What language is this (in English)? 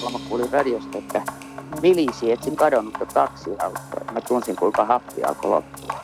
Finnish